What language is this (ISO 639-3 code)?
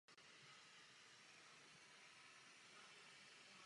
ces